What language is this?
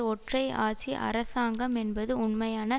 Tamil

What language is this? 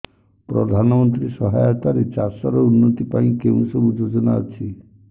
Odia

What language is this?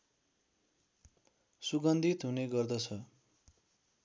Nepali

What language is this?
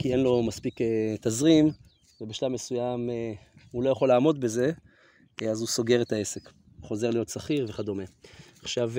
Hebrew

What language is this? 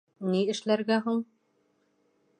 Bashkir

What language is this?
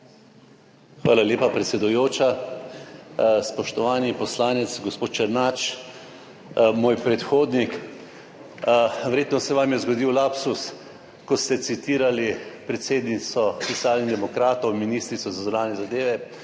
Slovenian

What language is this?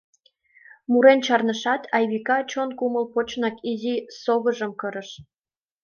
Mari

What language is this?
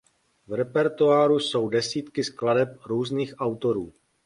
Czech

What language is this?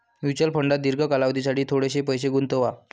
Marathi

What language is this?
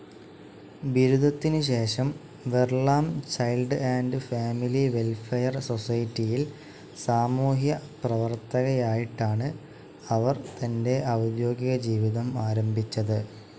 Malayalam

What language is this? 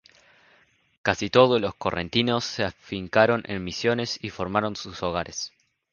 Spanish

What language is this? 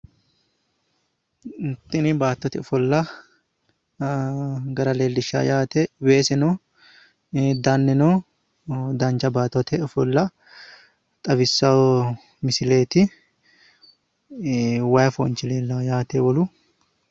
Sidamo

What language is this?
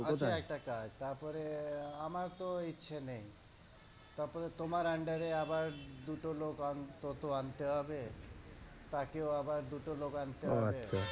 Bangla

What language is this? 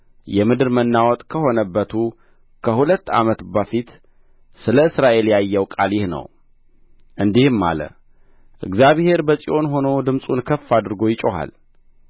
Amharic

